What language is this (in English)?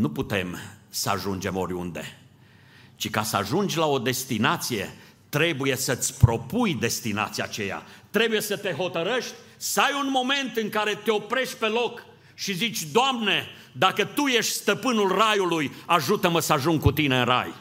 Romanian